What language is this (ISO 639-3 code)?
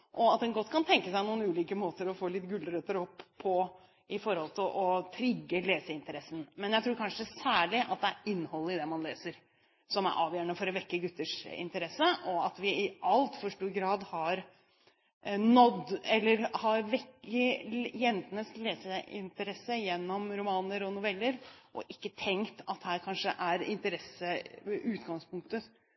nob